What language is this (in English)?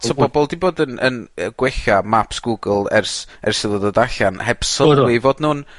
Welsh